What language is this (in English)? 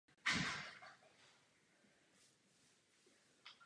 Czech